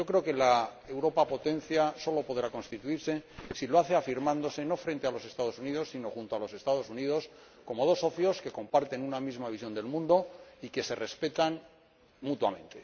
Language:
Spanish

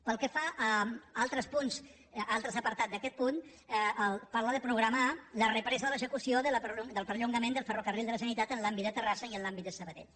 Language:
Catalan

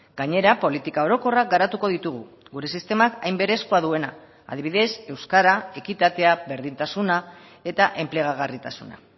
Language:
Basque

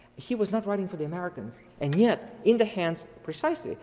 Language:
English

